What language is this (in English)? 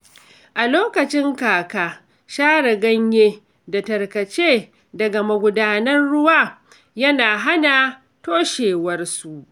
Hausa